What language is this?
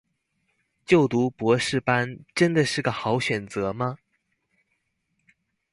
Chinese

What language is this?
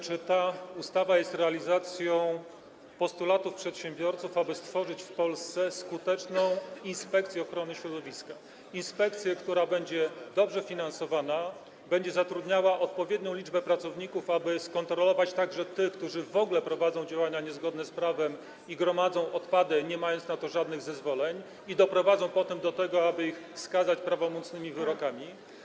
Polish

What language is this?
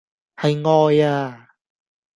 Cantonese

